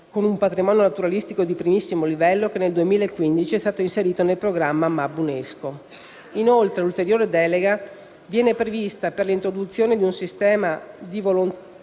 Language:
Italian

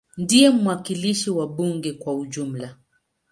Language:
Swahili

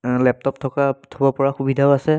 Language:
Assamese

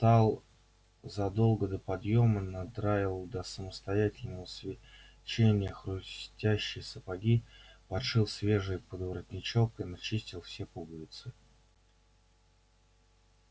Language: Russian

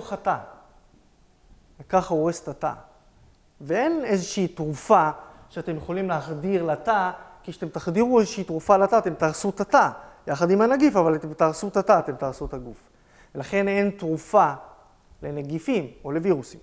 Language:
Hebrew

